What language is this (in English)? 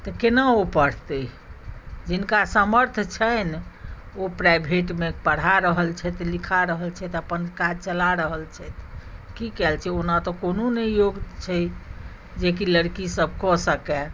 Maithili